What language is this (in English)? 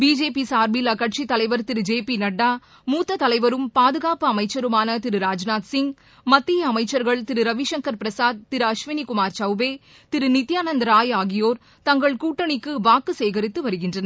Tamil